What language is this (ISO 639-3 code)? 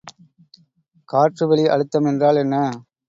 tam